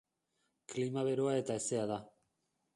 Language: Basque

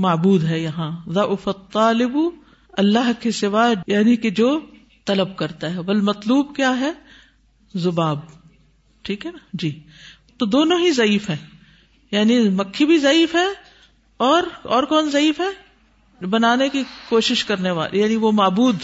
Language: Urdu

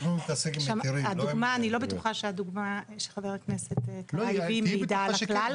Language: Hebrew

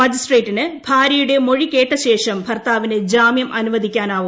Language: Malayalam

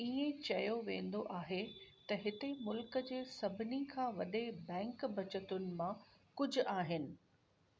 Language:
Sindhi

